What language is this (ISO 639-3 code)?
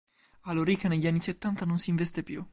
ita